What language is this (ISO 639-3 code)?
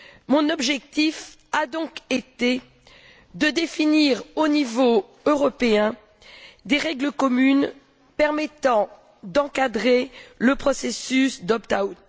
fra